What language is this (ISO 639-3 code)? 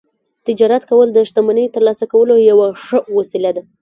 pus